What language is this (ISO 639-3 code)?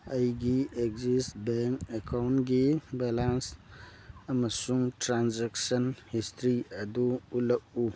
mni